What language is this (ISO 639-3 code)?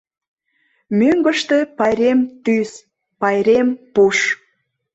chm